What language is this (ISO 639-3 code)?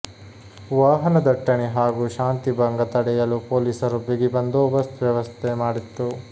kan